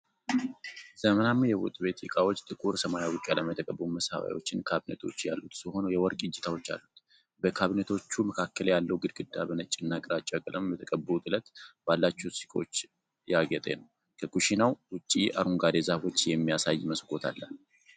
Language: Amharic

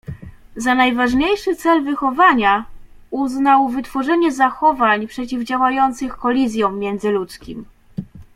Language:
Polish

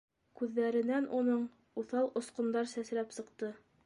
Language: Bashkir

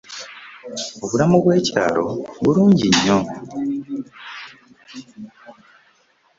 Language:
Ganda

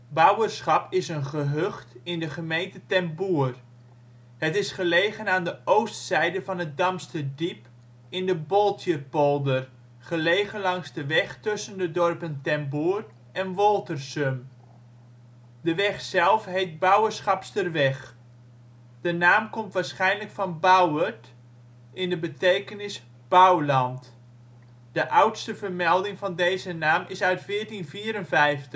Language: Dutch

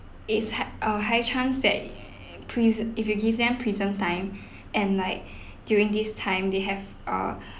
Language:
English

